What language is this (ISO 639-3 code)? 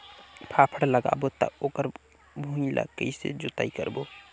hne